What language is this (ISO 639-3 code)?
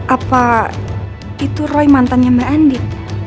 ind